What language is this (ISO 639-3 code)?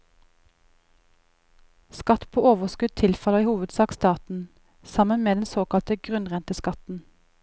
nor